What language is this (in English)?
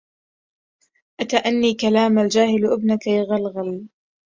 Arabic